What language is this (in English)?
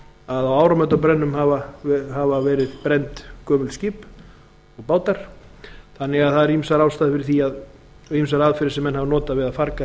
Icelandic